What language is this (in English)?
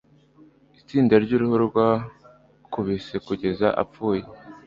Kinyarwanda